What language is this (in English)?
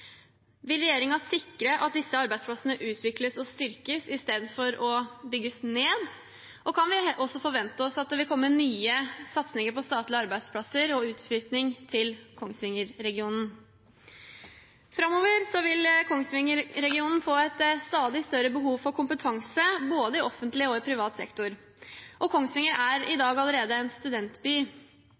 Norwegian Bokmål